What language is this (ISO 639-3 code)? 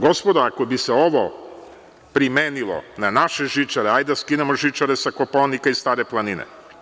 srp